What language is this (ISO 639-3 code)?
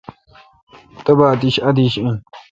xka